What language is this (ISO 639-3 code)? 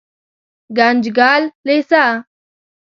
pus